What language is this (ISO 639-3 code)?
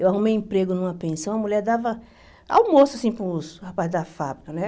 por